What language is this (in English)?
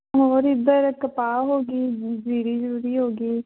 Punjabi